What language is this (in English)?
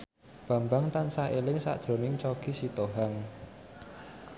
Javanese